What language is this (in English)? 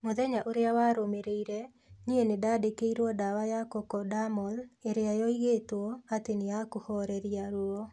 Kikuyu